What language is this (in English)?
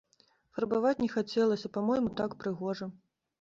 Belarusian